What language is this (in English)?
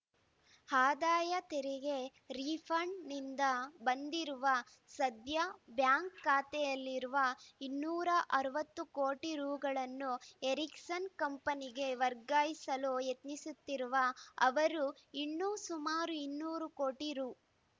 Kannada